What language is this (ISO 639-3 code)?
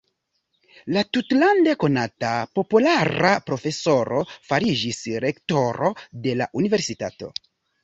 epo